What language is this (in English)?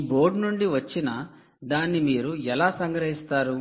Telugu